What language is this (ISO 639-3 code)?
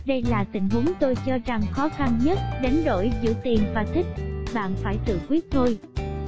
vie